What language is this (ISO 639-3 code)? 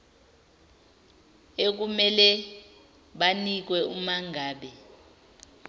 zul